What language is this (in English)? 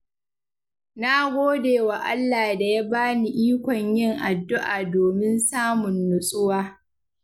Hausa